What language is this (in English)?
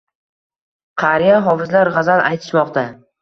Uzbek